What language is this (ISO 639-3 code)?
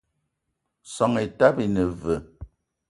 eto